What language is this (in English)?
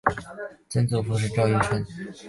Chinese